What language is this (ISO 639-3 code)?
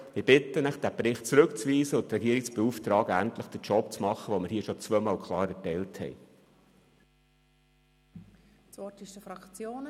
gsw